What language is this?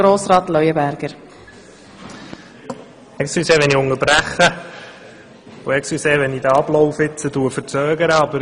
Swiss German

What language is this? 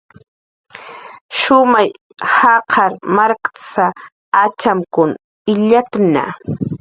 Jaqaru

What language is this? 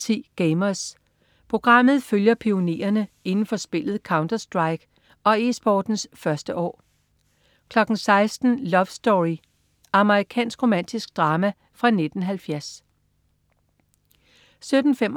Danish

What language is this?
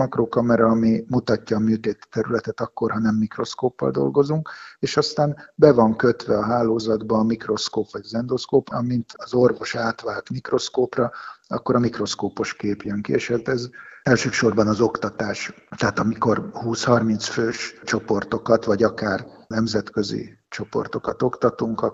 Hungarian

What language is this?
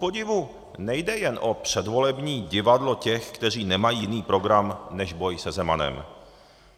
Czech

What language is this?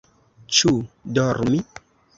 Esperanto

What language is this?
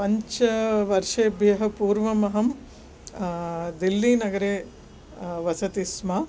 Sanskrit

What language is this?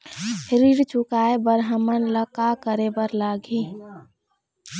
Chhattisgarhi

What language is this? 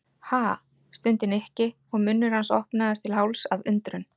Icelandic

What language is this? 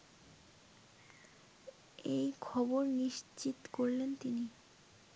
Bangla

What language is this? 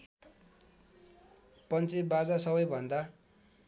Nepali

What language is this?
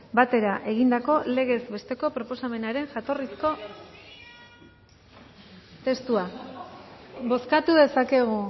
Basque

